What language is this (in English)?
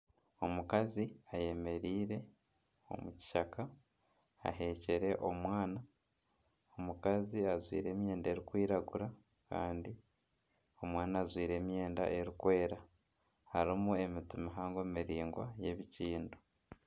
Nyankole